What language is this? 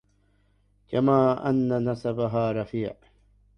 Arabic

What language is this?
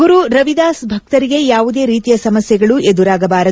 Kannada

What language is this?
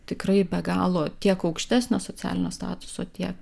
Lithuanian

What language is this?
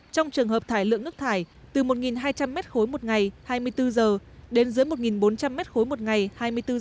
Vietnamese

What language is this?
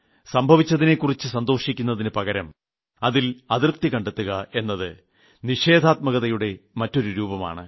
Malayalam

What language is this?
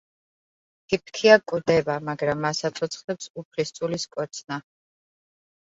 Georgian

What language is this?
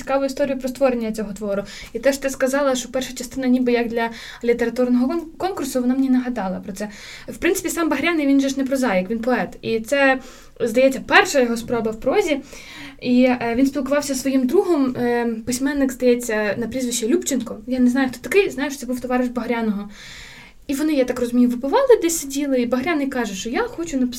Ukrainian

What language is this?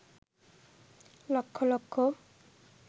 Bangla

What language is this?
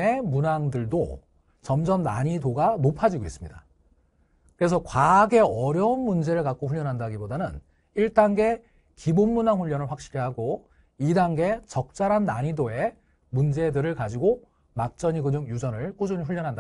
Korean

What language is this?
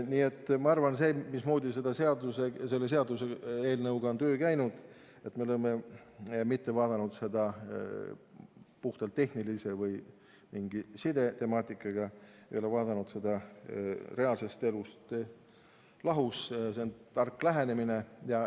Estonian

